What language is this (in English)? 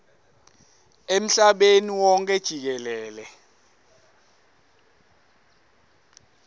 Swati